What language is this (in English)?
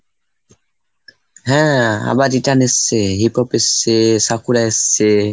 Bangla